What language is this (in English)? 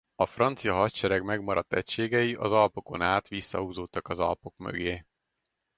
Hungarian